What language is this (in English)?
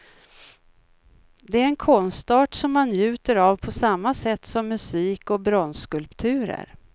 Swedish